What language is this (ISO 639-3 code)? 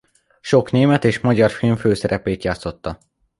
hun